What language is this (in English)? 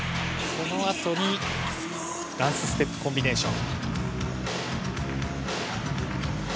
Japanese